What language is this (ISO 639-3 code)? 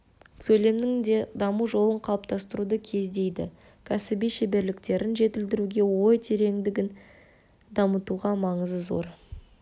kaz